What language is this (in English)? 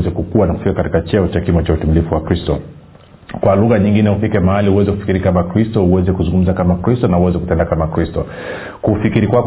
Swahili